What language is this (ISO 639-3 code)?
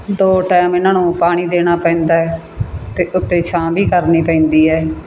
pan